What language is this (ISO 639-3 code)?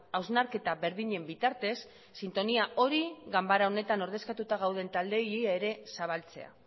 eus